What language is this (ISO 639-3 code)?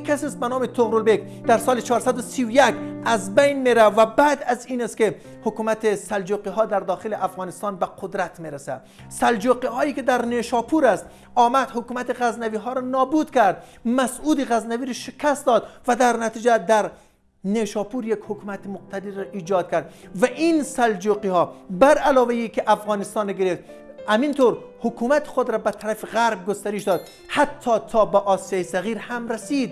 fas